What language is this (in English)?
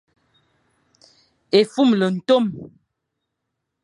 Fang